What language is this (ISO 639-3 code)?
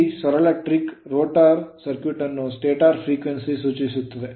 kan